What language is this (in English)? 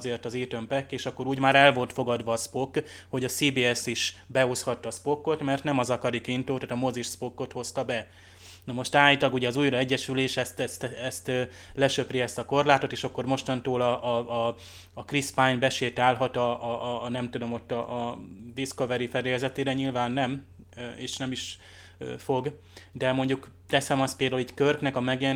Hungarian